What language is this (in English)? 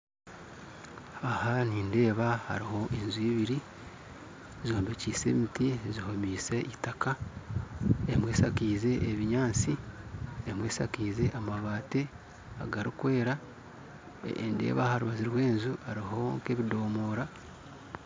Nyankole